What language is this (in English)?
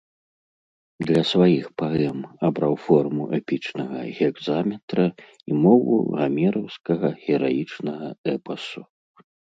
Belarusian